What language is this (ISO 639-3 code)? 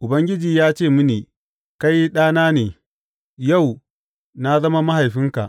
hau